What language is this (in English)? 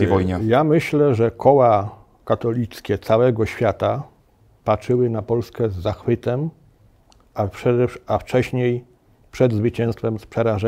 Polish